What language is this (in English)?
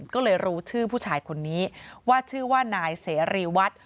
Thai